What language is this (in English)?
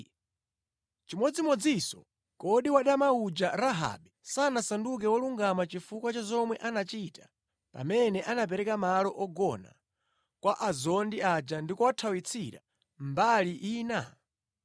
Nyanja